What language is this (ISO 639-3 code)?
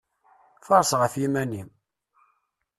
kab